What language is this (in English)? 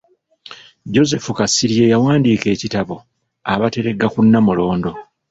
Ganda